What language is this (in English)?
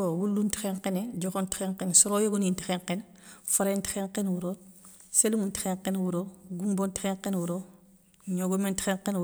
Soninke